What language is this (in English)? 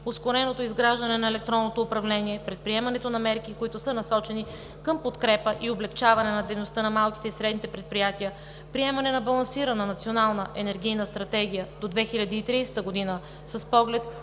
Bulgarian